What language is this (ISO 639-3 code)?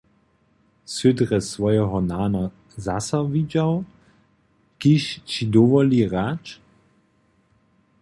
hsb